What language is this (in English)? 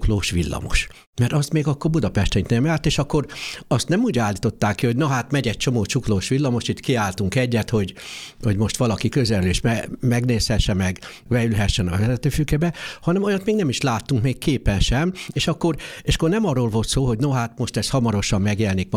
Hungarian